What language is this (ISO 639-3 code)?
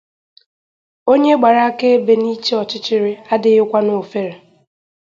ibo